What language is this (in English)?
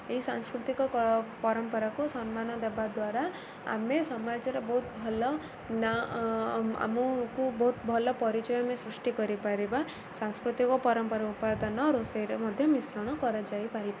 Odia